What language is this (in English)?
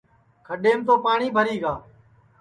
Sansi